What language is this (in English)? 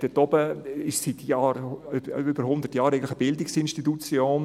Swiss German